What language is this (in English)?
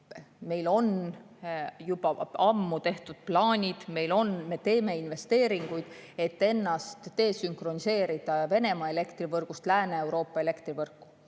Estonian